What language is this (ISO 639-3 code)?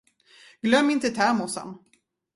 swe